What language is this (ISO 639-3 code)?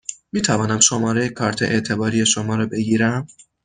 fas